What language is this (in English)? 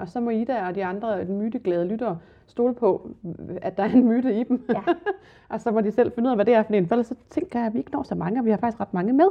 Danish